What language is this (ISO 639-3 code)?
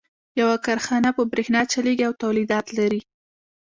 pus